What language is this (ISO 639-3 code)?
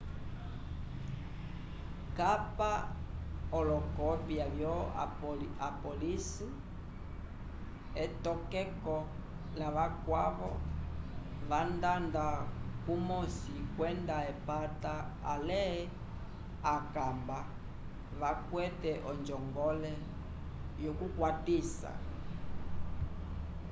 umb